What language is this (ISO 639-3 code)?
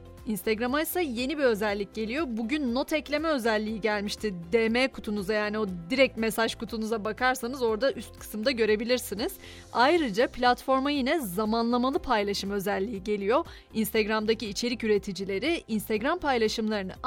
tur